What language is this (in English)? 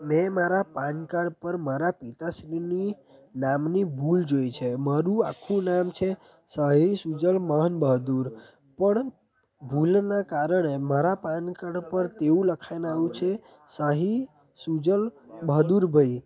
Gujarati